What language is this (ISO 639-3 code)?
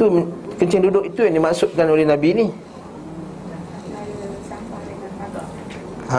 msa